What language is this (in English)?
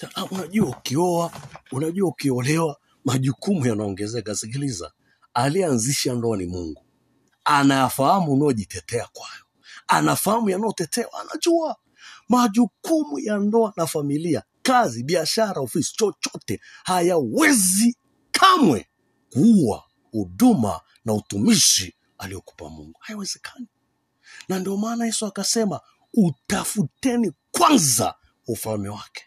Swahili